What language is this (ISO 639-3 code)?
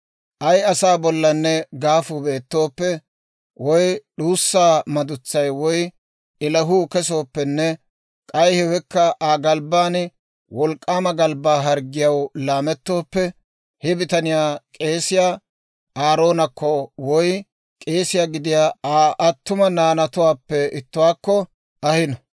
dwr